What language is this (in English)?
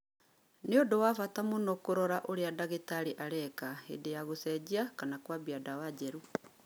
Kikuyu